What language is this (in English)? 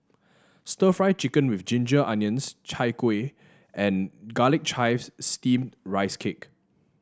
English